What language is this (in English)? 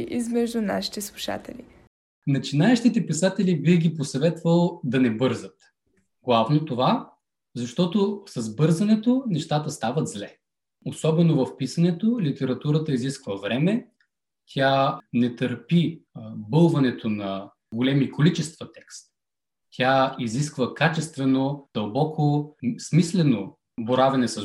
Bulgarian